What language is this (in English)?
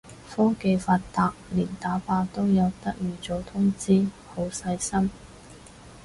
Cantonese